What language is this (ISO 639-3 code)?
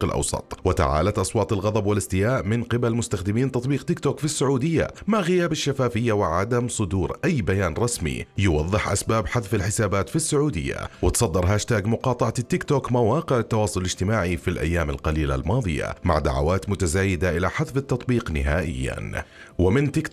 ara